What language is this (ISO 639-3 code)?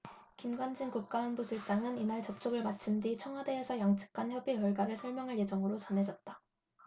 kor